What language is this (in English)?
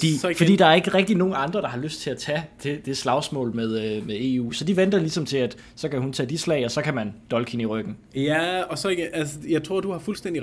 Danish